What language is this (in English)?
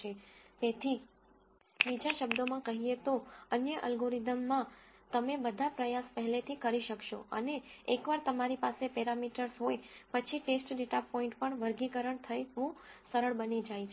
Gujarati